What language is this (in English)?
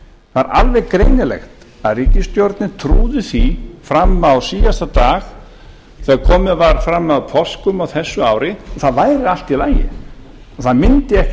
Icelandic